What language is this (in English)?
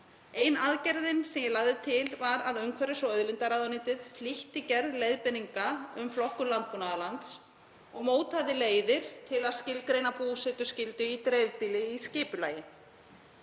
Icelandic